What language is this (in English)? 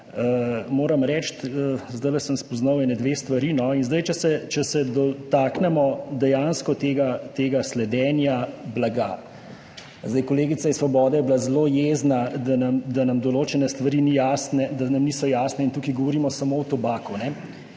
Slovenian